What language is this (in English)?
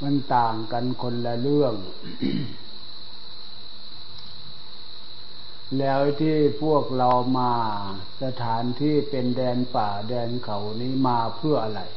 Thai